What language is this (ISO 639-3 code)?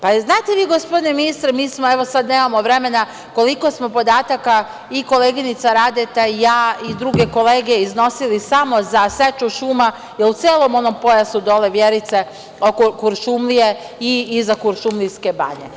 srp